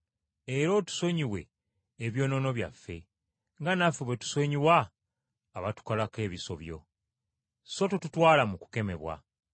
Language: Ganda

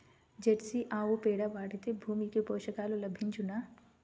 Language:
Telugu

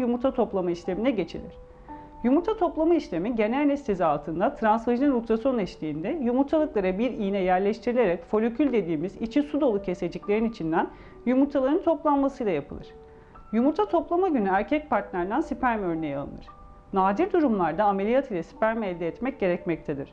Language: Turkish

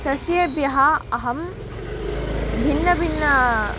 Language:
Sanskrit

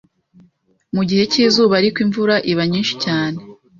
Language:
Kinyarwanda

